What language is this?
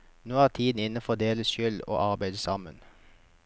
Norwegian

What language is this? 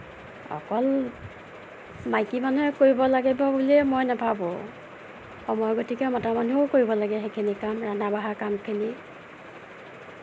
Assamese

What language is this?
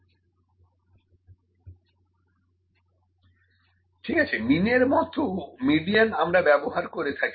Bangla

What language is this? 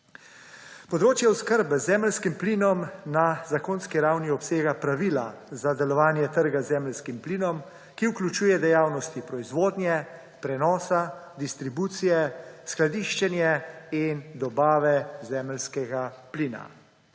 Slovenian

